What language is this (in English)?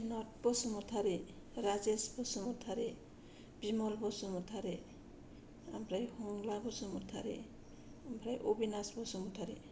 Bodo